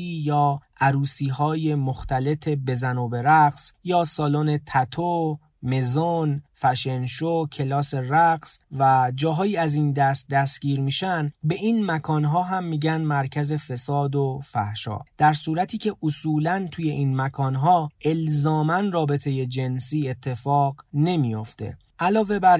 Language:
Persian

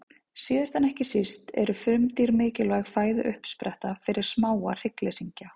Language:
Icelandic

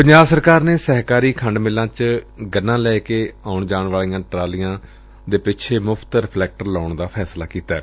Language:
Punjabi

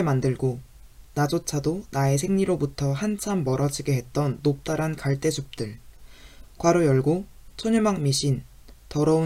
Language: Korean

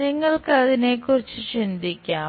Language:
Malayalam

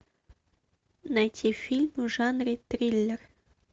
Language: Russian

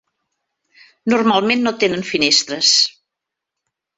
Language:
Catalan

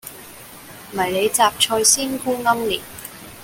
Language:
Cantonese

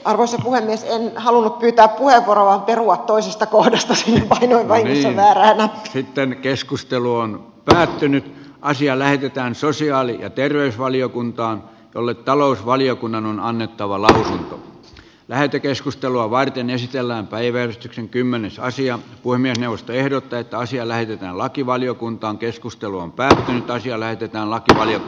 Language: Finnish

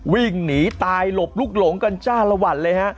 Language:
Thai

